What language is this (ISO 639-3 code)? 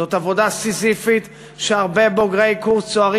heb